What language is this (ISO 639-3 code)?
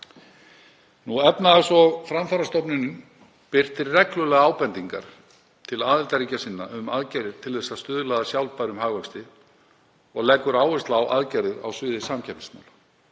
isl